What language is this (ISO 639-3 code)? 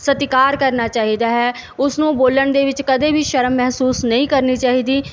pan